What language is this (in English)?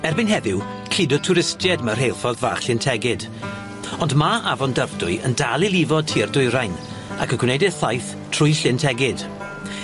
Welsh